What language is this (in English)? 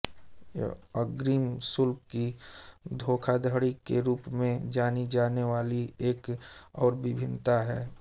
Hindi